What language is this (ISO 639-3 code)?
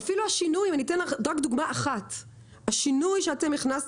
heb